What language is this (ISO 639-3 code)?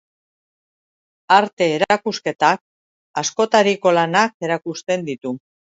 eus